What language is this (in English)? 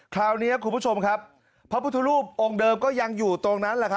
Thai